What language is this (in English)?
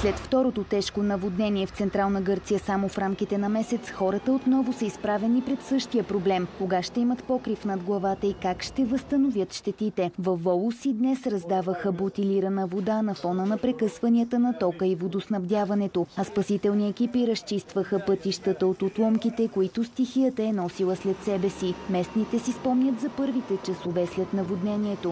Bulgarian